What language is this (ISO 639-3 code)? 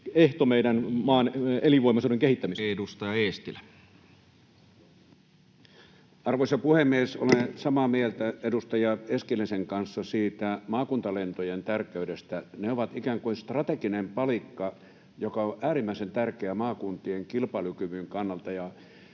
fin